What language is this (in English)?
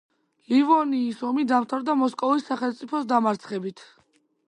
Georgian